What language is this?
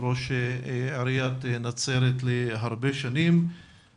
Hebrew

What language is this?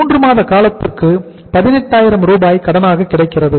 Tamil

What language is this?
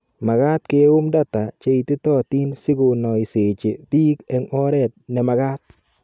Kalenjin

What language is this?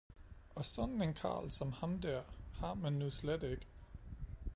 Danish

